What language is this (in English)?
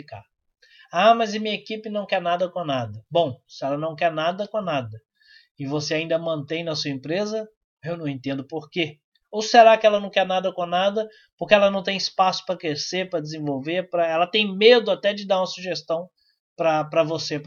Portuguese